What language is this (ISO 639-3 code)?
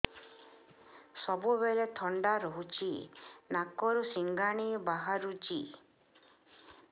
ori